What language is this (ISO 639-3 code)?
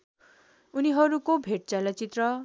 nep